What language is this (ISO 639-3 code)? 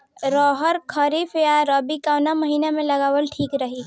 bho